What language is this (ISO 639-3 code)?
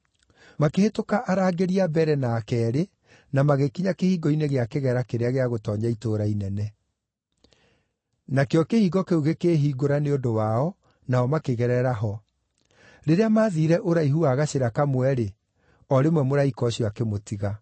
kik